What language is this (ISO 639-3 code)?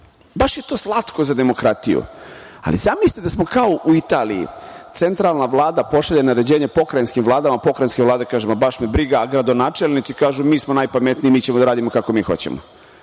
srp